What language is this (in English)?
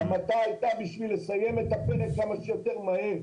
Hebrew